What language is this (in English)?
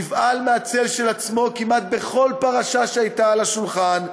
Hebrew